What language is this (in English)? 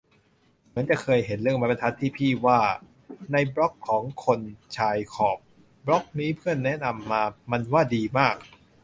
Thai